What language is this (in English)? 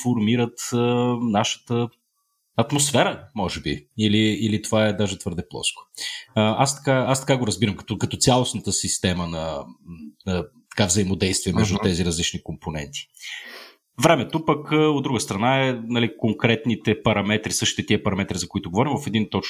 Bulgarian